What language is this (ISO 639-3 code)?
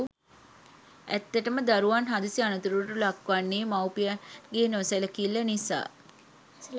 sin